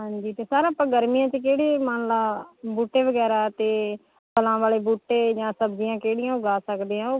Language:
Punjabi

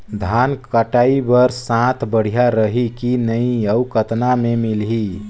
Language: Chhattisgarhi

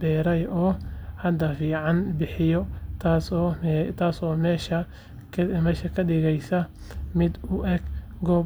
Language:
Somali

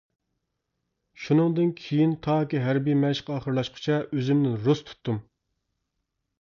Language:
Uyghur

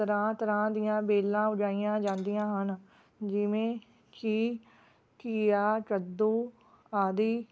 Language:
Punjabi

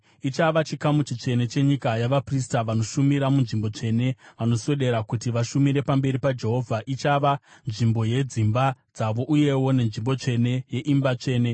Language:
Shona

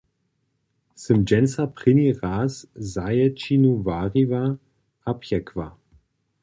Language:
Upper Sorbian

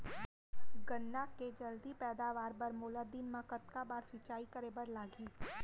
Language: Chhattisgarhi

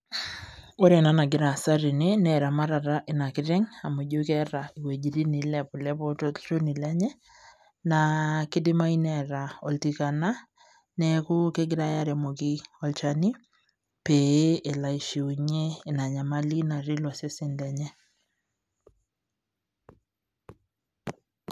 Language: Masai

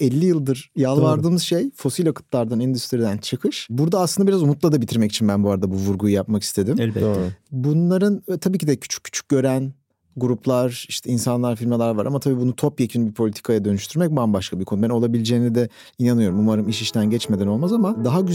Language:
Turkish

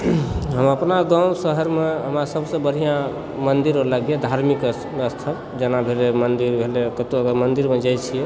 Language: Maithili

